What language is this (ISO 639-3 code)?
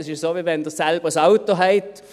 gsw